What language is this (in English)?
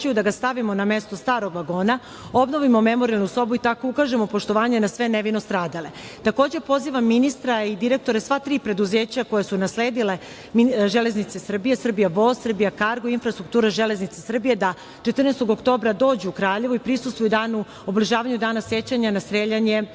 Serbian